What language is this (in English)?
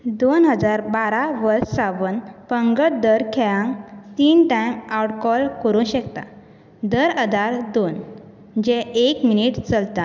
Konkani